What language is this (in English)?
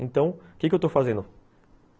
Portuguese